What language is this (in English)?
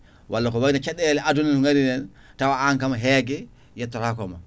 Fula